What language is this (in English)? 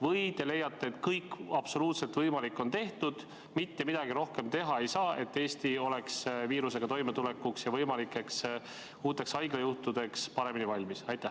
Estonian